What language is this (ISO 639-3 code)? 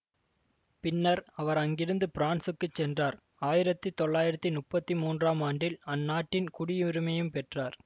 tam